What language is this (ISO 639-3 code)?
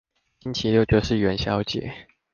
zho